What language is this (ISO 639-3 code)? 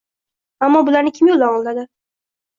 uzb